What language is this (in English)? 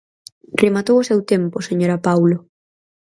Galician